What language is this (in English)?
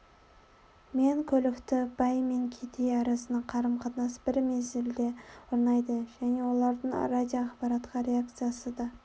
Kazakh